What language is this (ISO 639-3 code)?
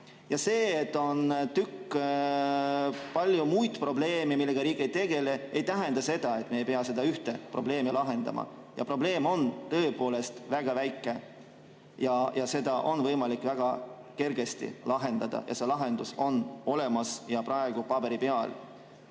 est